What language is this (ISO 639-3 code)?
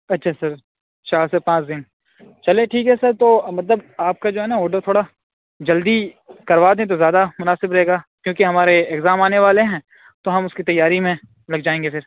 urd